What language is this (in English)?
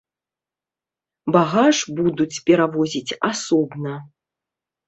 Belarusian